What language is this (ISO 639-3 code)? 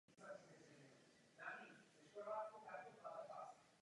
ces